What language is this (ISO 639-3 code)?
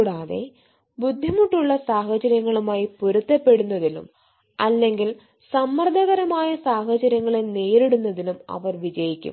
mal